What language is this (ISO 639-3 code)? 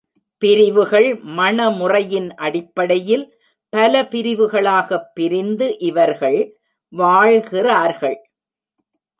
tam